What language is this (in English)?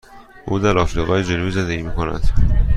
Persian